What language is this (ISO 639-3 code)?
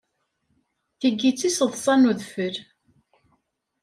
kab